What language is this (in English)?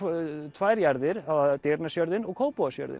Icelandic